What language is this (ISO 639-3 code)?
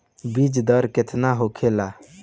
bho